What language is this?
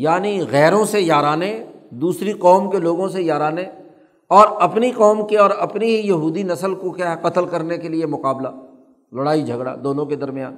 Urdu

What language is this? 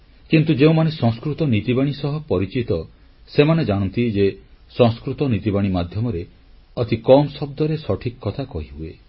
Odia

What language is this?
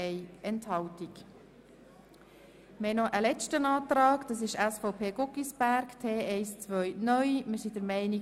Swiss German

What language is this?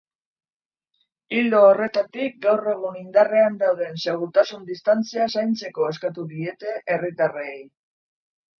Basque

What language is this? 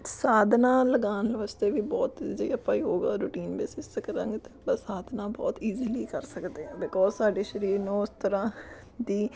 Punjabi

